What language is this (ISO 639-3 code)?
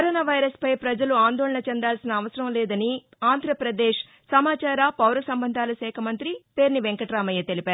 tel